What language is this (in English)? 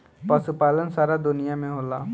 Bhojpuri